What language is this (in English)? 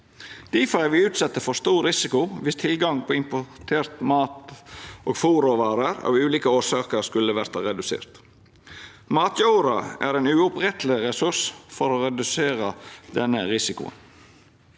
Norwegian